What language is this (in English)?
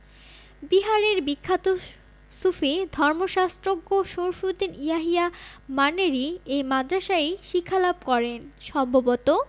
Bangla